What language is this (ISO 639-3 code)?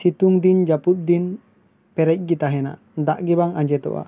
sat